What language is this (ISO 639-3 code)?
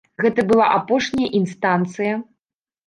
bel